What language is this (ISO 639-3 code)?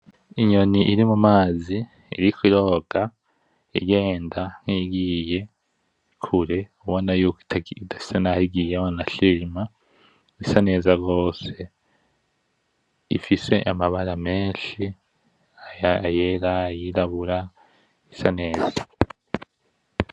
run